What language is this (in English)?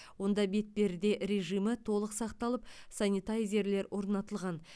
Kazakh